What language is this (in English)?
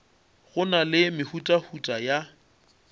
Northern Sotho